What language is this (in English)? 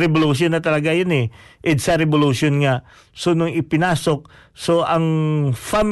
Filipino